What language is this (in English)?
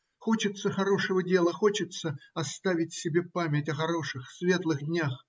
Russian